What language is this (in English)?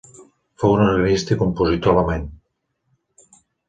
Catalan